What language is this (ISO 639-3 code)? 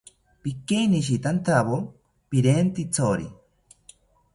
cpy